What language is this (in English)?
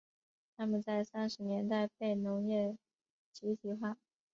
Chinese